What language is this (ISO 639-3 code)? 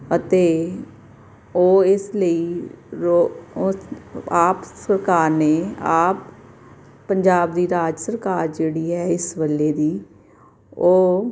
pan